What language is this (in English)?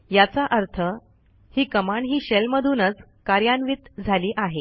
Marathi